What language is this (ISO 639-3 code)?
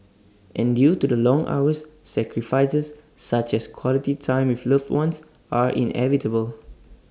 eng